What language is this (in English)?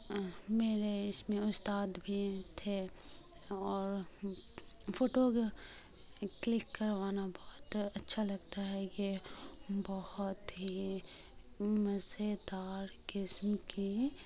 Urdu